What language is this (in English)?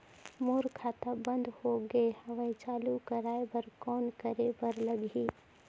Chhattisgarhi